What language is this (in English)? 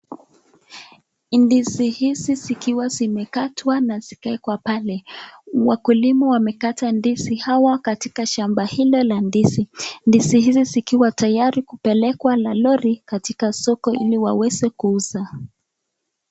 Swahili